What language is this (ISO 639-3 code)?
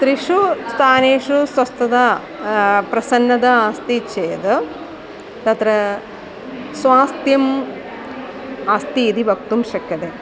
san